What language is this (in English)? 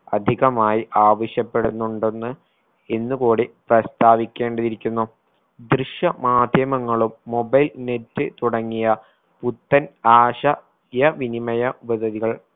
Malayalam